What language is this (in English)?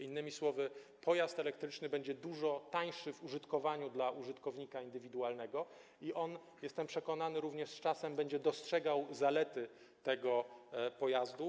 Polish